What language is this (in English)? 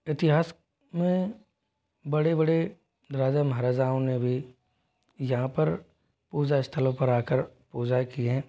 Hindi